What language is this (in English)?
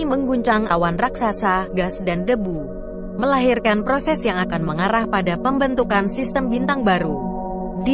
Indonesian